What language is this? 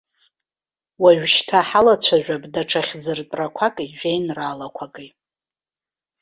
Abkhazian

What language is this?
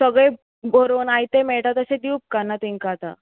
Konkani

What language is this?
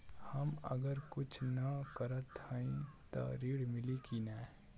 Bhojpuri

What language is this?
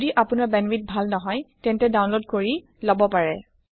Assamese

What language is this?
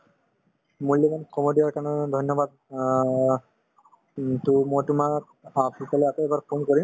Assamese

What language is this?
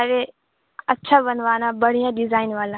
Urdu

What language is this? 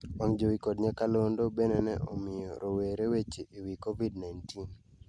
Luo (Kenya and Tanzania)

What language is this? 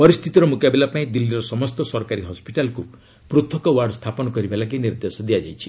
Odia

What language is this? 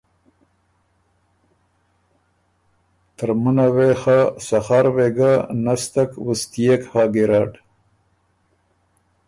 Ormuri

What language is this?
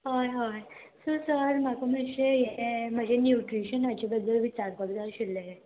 Konkani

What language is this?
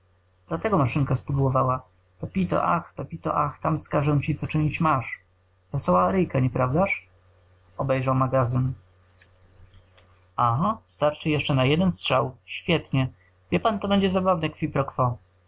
Polish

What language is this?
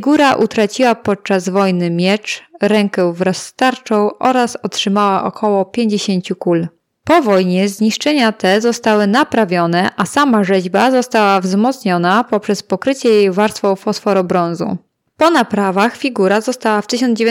Polish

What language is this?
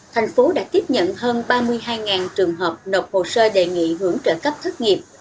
Vietnamese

